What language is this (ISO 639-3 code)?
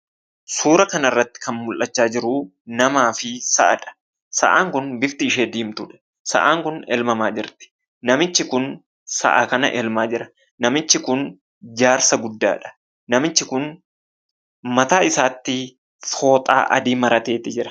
orm